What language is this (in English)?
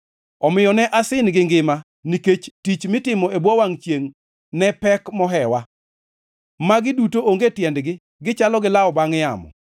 Luo (Kenya and Tanzania)